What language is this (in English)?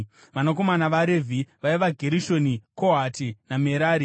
Shona